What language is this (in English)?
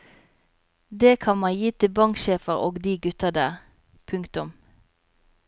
Norwegian